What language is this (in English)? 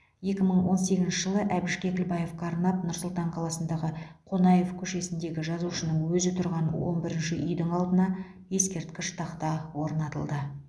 Kazakh